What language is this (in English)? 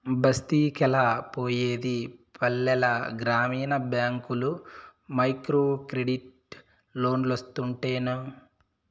Telugu